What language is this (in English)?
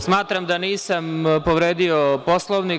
Serbian